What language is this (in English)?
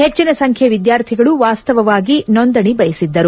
Kannada